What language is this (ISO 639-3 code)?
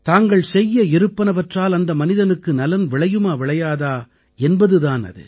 tam